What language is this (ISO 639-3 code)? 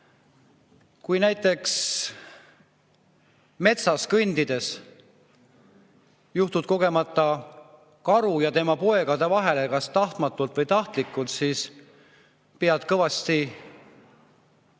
est